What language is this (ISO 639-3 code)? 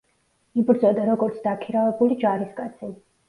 kat